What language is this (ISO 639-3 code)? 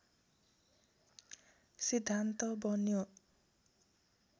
nep